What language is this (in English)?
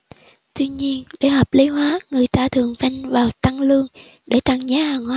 Vietnamese